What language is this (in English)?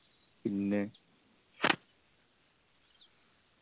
Malayalam